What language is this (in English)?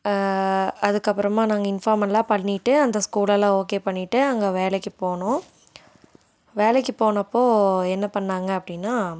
Tamil